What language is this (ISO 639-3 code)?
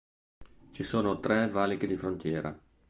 ita